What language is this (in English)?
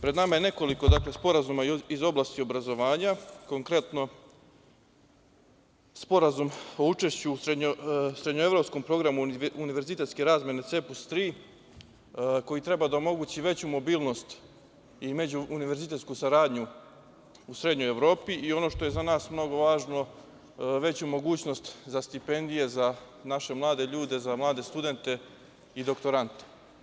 Serbian